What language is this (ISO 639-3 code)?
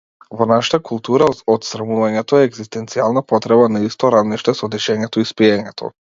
mkd